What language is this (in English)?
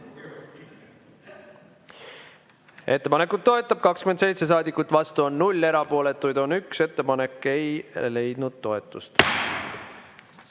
Estonian